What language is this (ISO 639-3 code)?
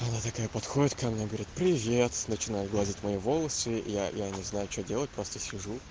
rus